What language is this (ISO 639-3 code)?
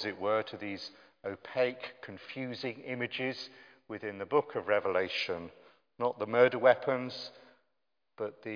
eng